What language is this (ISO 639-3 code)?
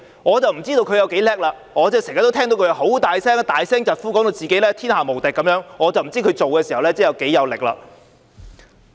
yue